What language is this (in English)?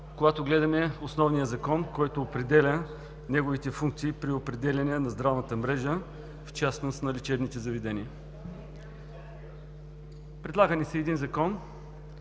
Bulgarian